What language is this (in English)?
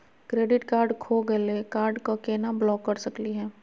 Magahi